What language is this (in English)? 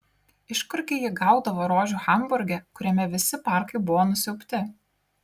Lithuanian